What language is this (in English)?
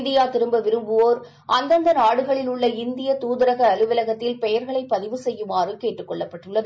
Tamil